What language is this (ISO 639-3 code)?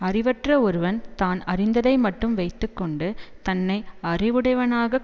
tam